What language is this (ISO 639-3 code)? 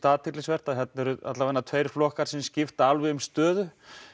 isl